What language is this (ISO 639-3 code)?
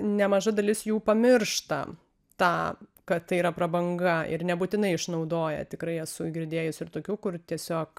lit